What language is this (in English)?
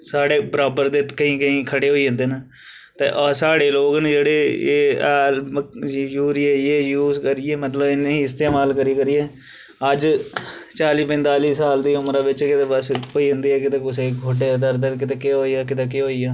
Dogri